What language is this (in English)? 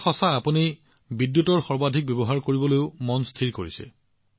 Assamese